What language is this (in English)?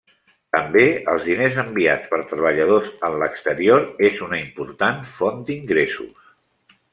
Catalan